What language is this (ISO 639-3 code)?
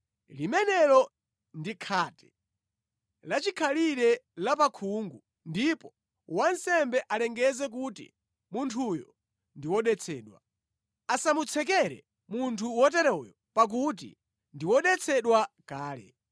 nya